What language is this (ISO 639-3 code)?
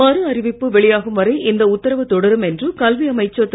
tam